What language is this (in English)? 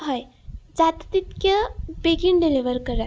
Konkani